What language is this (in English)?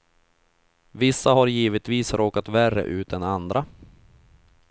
Swedish